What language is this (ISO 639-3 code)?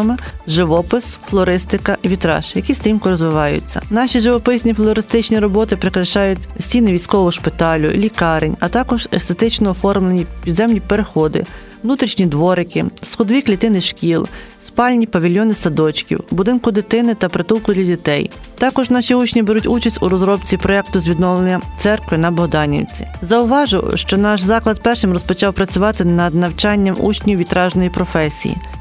ukr